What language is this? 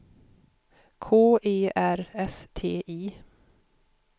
Swedish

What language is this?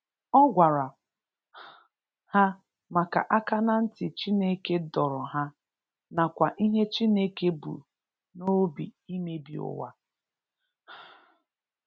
Igbo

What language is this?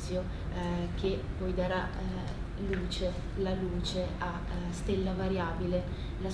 Italian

